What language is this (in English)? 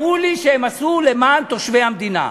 Hebrew